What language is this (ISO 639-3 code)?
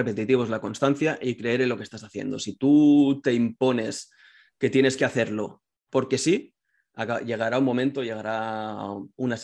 spa